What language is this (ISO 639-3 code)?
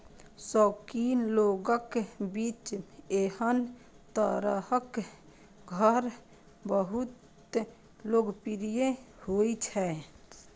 mai